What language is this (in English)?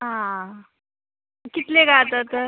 Konkani